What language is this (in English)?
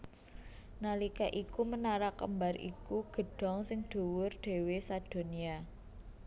Javanese